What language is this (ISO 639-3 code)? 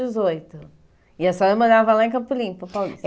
por